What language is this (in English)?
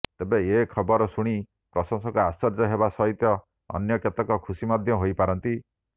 Odia